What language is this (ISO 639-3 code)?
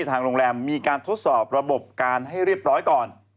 tha